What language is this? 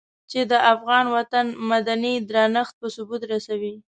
Pashto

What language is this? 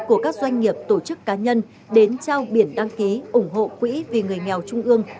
Vietnamese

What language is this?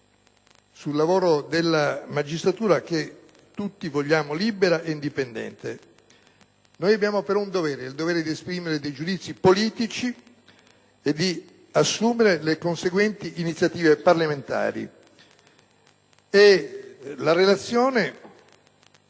Italian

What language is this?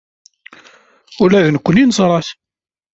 Kabyle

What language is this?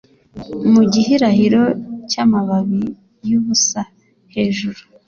Kinyarwanda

